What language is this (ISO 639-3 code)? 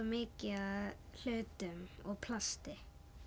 isl